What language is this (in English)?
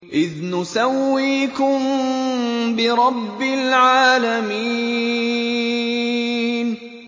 Arabic